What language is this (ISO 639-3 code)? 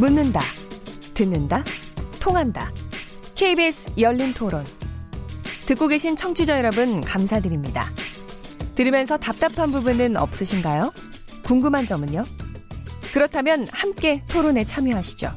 kor